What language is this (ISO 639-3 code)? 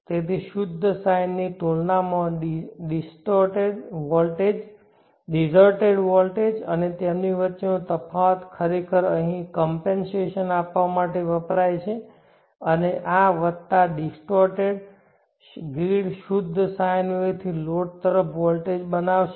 guj